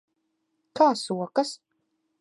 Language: Latvian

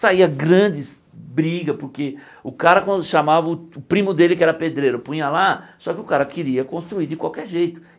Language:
Portuguese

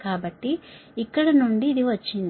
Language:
Telugu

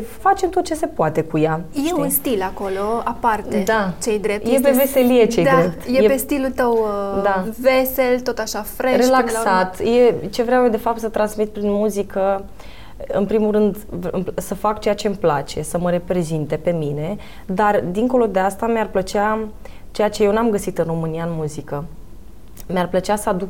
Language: Romanian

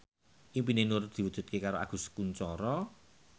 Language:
Javanese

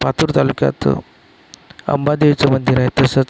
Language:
Marathi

